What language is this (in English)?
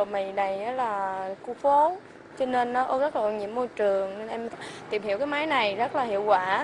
Vietnamese